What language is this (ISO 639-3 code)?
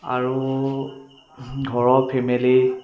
asm